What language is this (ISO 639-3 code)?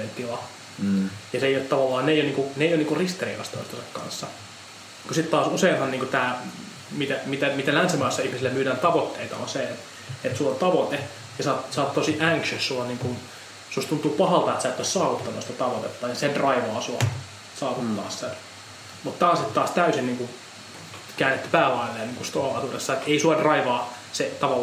fin